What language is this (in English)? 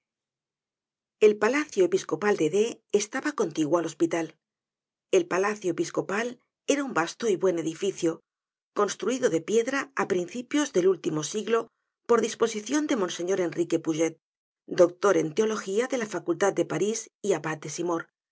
Spanish